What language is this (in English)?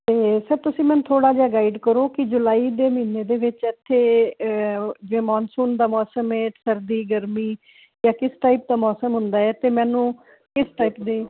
Punjabi